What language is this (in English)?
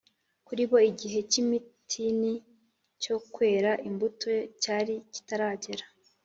Kinyarwanda